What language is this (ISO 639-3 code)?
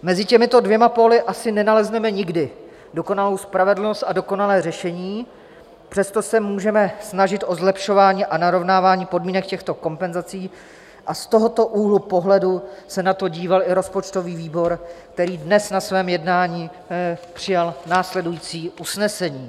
ces